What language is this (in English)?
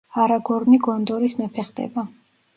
Georgian